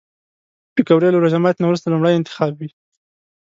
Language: Pashto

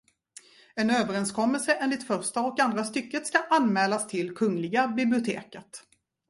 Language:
Swedish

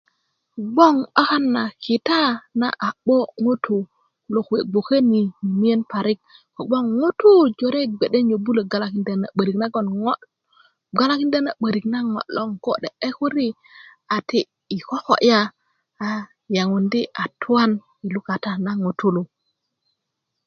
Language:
Kuku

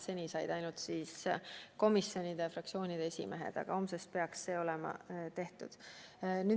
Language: Estonian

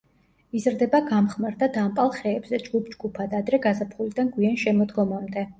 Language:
Georgian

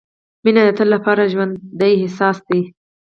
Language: Pashto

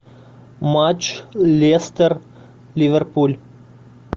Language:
Russian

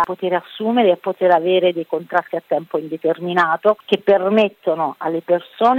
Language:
Italian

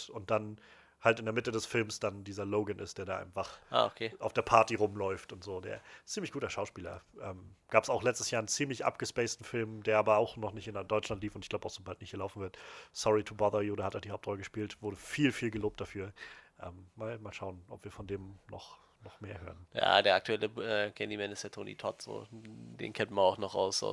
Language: German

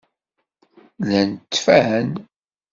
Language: Kabyle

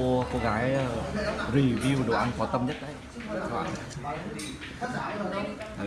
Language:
Vietnamese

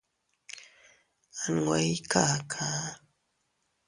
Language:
Teutila Cuicatec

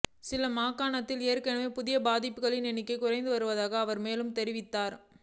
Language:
Tamil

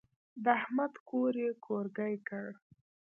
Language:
Pashto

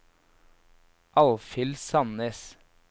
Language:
Norwegian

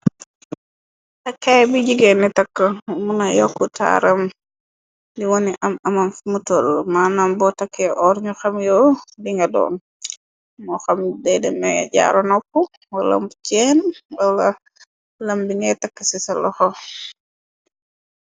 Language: Wolof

